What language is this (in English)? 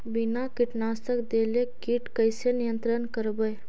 Magahi